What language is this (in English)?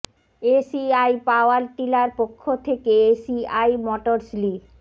Bangla